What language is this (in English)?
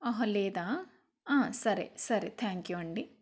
Telugu